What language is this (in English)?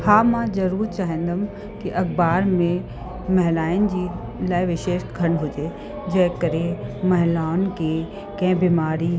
Sindhi